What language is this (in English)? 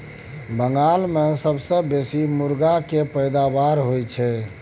Maithili